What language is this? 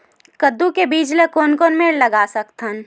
Chhattisgarhi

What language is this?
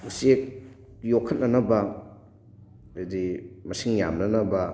Manipuri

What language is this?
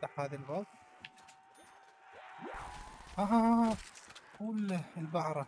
Arabic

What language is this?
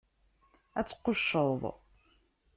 Kabyle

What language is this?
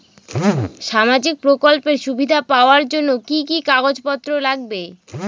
Bangla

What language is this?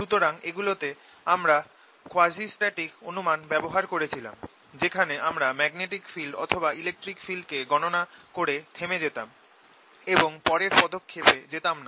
Bangla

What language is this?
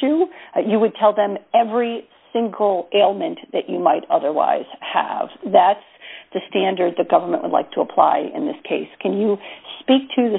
English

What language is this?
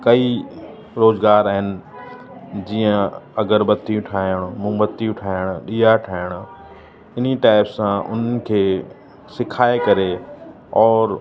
Sindhi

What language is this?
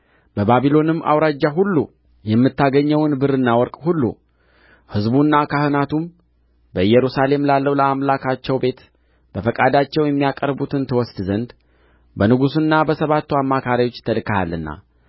Amharic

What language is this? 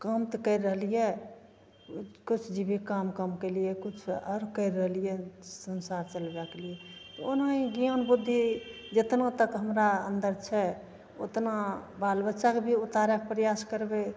Maithili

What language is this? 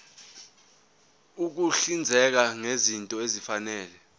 Zulu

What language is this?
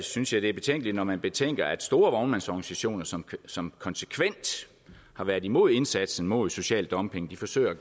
Danish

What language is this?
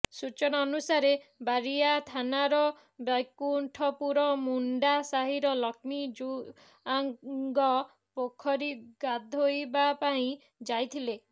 Odia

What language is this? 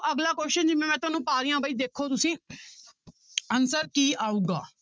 Punjabi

